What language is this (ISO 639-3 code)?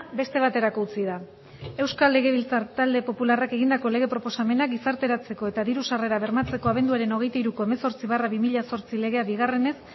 eus